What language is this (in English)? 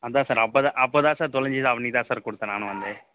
Tamil